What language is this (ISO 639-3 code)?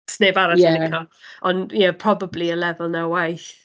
cym